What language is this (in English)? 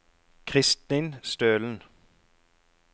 Norwegian